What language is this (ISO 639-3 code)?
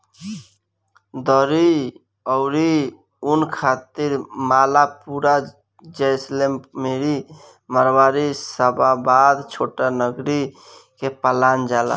bho